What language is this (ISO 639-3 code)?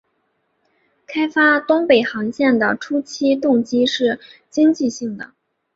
zho